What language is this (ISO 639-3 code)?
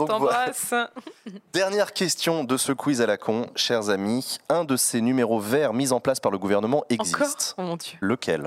fra